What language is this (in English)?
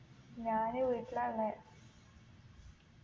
Malayalam